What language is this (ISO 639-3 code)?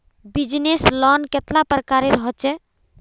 mag